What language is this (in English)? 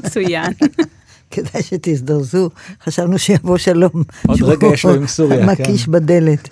Hebrew